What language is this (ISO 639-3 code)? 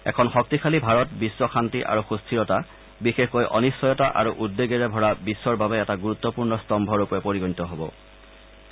asm